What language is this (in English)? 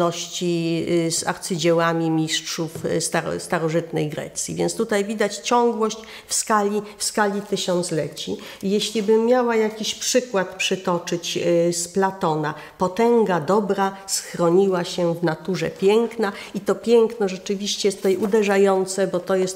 Polish